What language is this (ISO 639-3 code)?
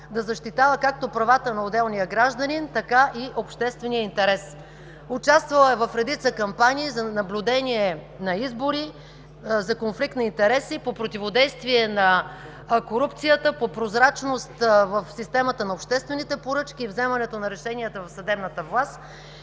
bul